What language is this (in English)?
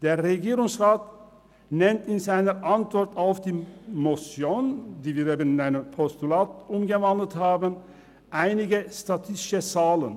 Swiss German